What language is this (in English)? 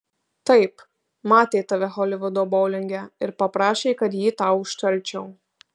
Lithuanian